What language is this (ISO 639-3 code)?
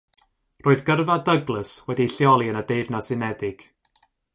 cym